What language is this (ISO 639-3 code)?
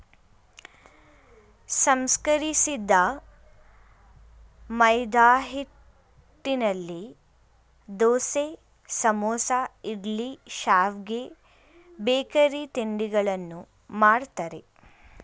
kan